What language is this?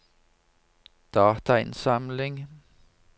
Norwegian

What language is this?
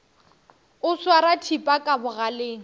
Northern Sotho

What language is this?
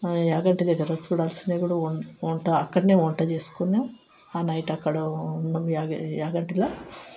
Telugu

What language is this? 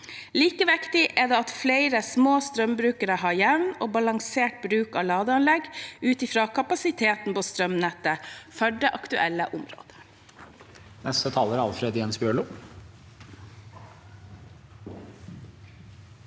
Norwegian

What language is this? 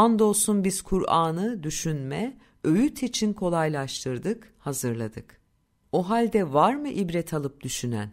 Turkish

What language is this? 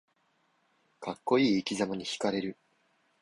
Japanese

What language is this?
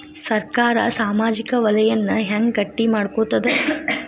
Kannada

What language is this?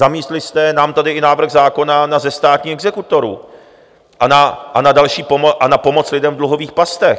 Czech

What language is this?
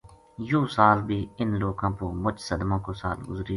Gujari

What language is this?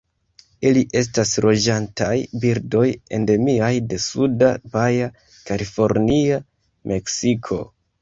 Esperanto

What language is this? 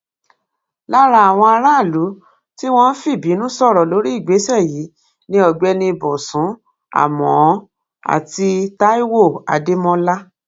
Yoruba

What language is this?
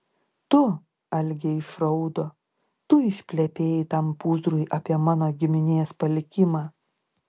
Lithuanian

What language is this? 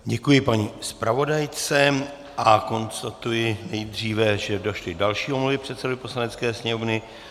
Czech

